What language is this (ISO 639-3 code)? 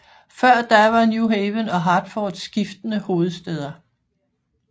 dan